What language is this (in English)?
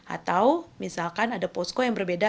Indonesian